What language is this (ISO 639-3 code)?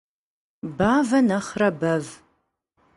kbd